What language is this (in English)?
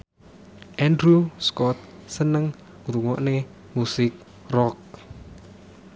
Javanese